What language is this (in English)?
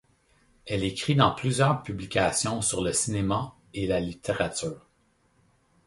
French